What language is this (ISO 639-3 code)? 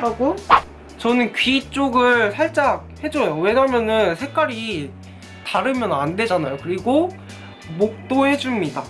kor